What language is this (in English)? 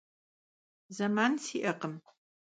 Kabardian